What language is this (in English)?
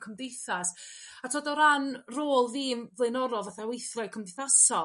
Welsh